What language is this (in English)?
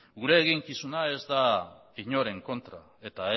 Basque